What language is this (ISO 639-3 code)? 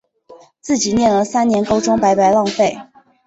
zho